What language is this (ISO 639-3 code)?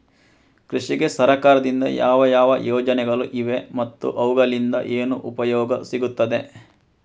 kan